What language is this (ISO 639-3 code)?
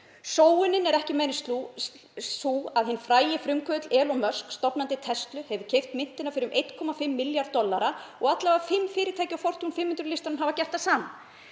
isl